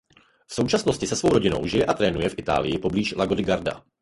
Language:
Czech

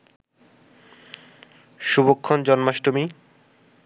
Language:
Bangla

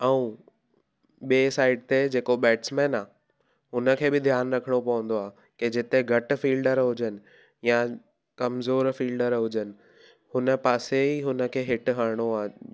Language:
Sindhi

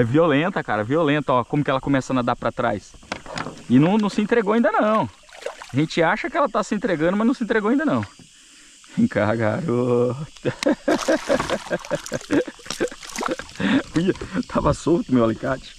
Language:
Portuguese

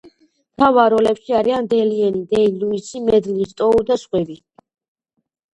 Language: Georgian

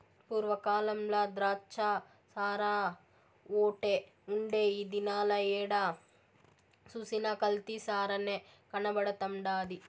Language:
Telugu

